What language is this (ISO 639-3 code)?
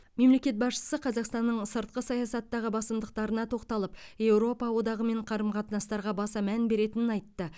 kaz